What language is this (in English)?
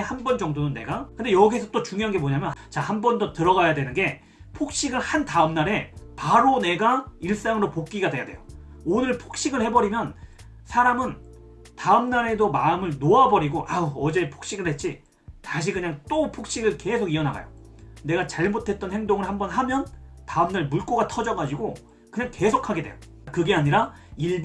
Korean